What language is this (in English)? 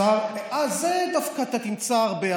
Hebrew